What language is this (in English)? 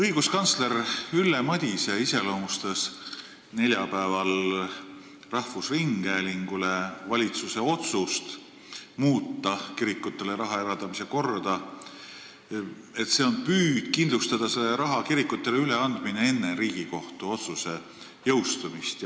Estonian